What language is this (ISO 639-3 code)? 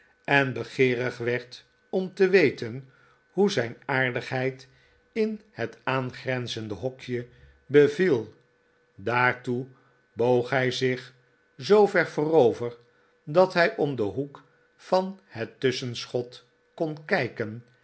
nld